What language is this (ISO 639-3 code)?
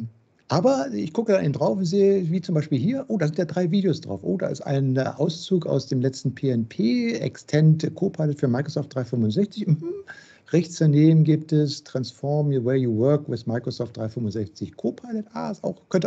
deu